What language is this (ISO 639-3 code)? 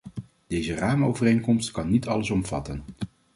nld